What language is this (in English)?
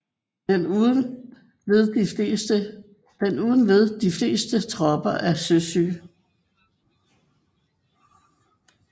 Danish